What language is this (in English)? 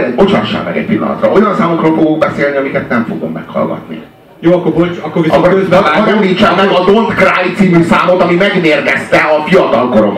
Hungarian